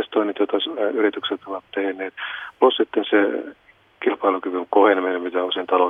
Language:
Finnish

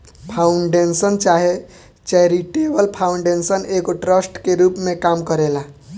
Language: Bhojpuri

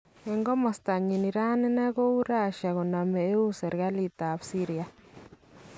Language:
Kalenjin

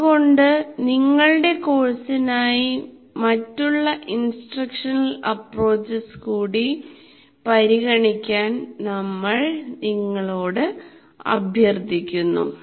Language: Malayalam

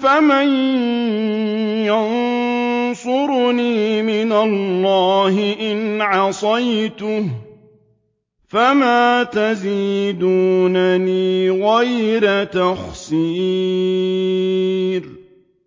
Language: Arabic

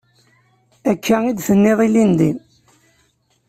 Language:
Kabyle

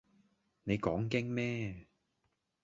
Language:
Cantonese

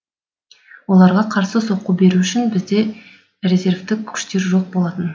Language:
Kazakh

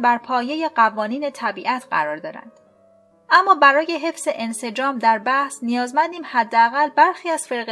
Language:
Persian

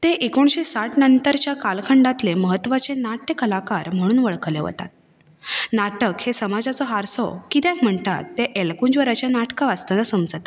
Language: Konkani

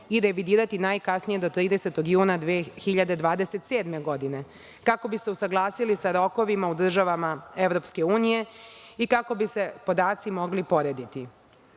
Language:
Serbian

